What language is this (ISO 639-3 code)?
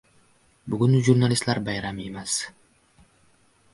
uzb